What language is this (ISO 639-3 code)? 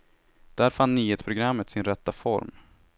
swe